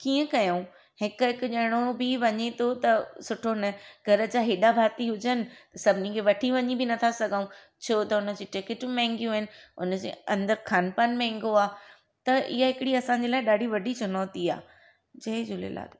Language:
Sindhi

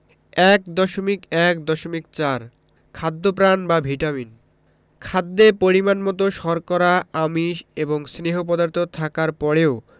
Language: Bangla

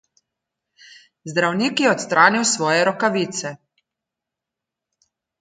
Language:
Slovenian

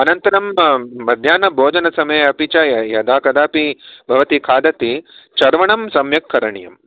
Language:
Sanskrit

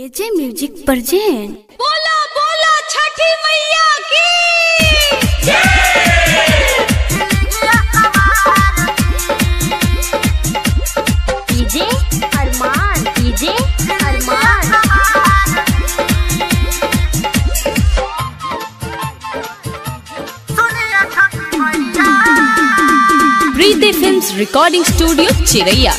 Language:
Hindi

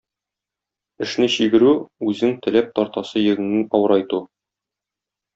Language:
Tatar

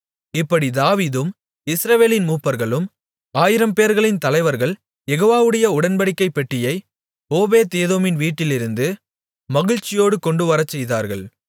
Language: Tamil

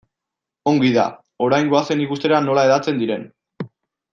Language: Basque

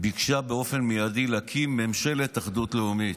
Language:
Hebrew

